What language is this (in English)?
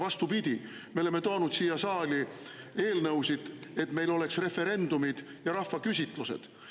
Estonian